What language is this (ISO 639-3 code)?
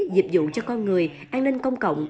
vie